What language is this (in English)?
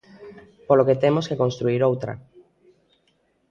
Galician